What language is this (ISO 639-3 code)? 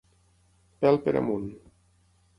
cat